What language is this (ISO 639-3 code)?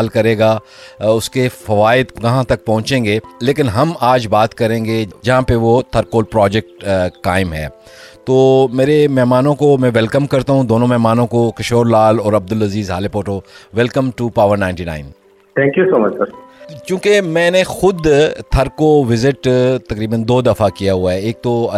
urd